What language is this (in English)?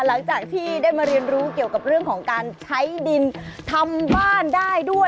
Thai